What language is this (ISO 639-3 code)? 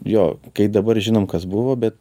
lit